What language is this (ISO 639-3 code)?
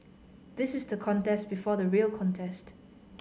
eng